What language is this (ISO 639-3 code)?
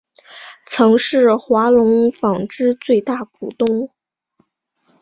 zho